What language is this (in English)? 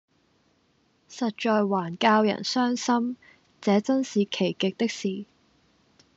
Cantonese